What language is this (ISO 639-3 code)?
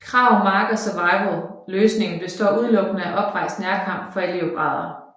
dan